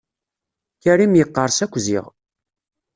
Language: Kabyle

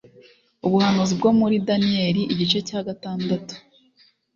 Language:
Kinyarwanda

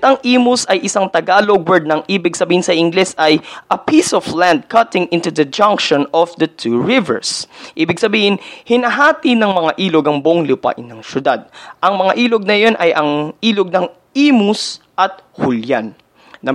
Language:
Filipino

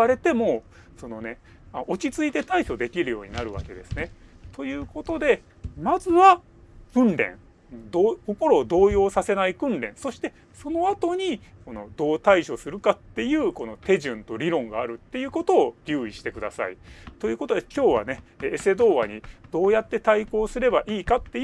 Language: Japanese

